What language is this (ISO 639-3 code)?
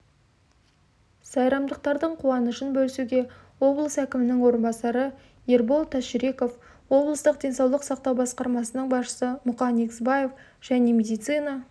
kaz